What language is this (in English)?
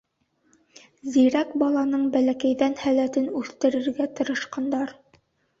Bashkir